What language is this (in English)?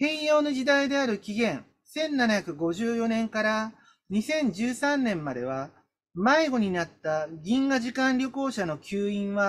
Japanese